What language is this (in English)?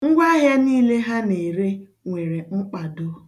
Igbo